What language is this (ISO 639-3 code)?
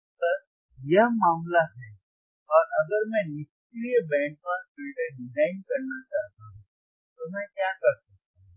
hin